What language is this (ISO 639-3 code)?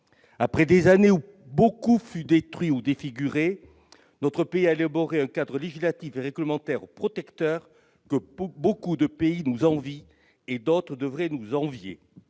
fra